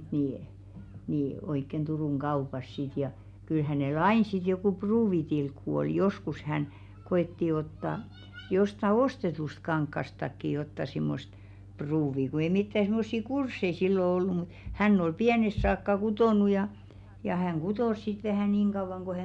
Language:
Finnish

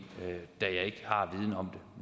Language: Danish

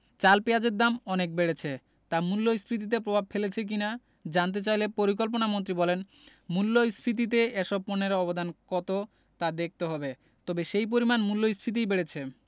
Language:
Bangla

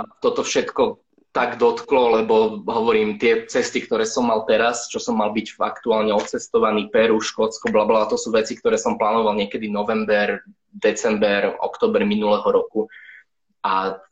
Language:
Slovak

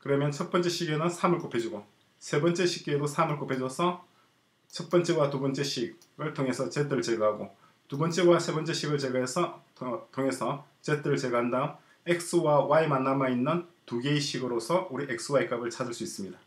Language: Korean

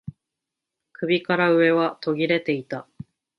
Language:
Japanese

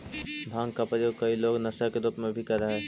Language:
Magahi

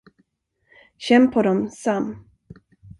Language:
Swedish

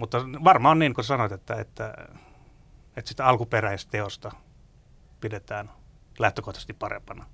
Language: Finnish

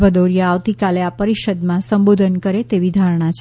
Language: Gujarati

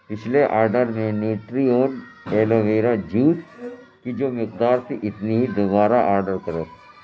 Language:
Urdu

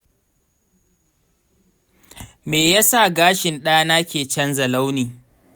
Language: Hausa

